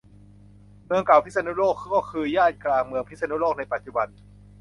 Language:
Thai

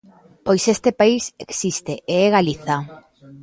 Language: Galician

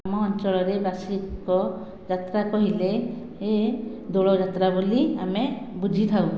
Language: Odia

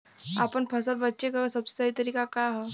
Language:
Bhojpuri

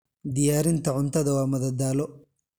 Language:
Somali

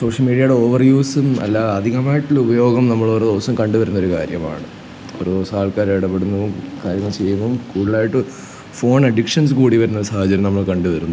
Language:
Malayalam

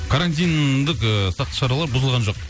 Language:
Kazakh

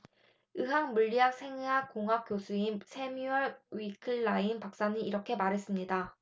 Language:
Korean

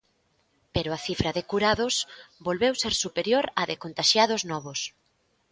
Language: Galician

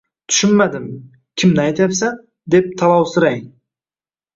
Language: Uzbek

